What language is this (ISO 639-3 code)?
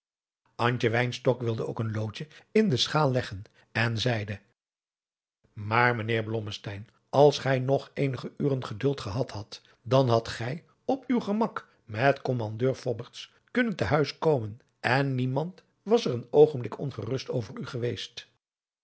nld